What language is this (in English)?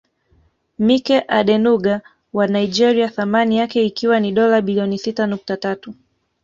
Swahili